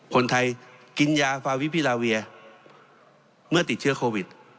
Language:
Thai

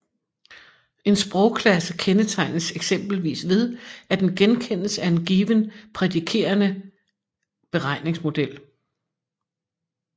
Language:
Danish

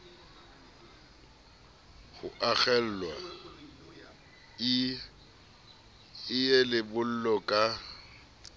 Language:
Southern Sotho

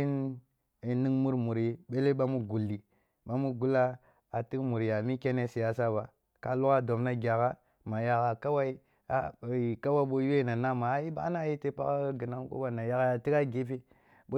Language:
Kulung (Nigeria)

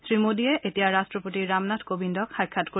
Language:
Assamese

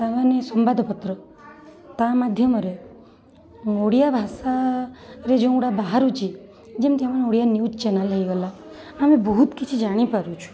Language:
Odia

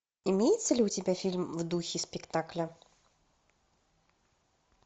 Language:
Russian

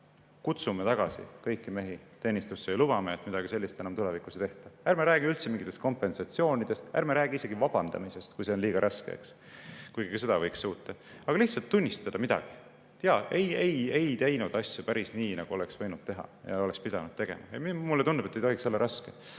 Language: Estonian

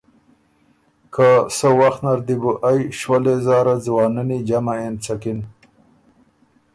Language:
Ormuri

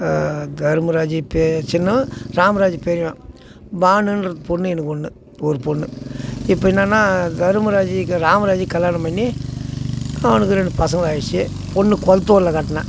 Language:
Tamil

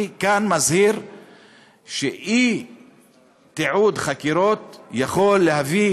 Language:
Hebrew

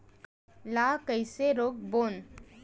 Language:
Chhattisgarhi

